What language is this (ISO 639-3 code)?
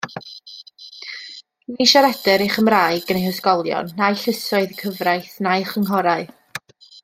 cym